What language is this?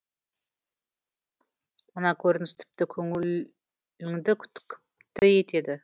Kazakh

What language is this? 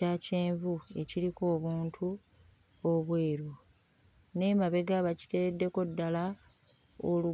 Ganda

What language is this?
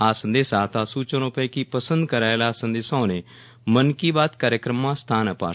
Gujarati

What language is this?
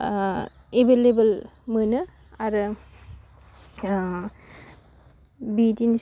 Bodo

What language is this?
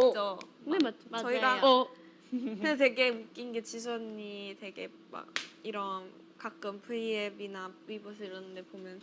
Korean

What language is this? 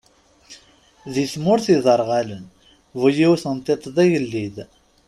Kabyle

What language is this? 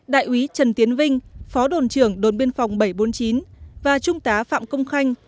Vietnamese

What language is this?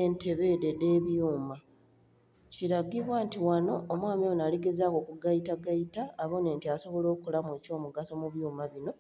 Soga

